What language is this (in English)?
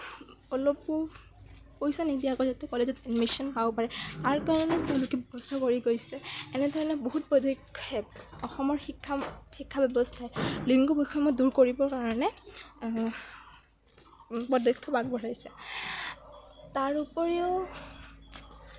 Assamese